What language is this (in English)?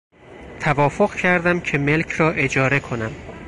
Persian